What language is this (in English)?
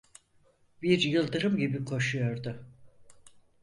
Turkish